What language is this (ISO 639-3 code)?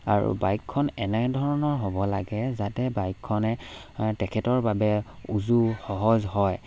asm